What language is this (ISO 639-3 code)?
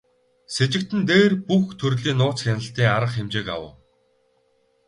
mon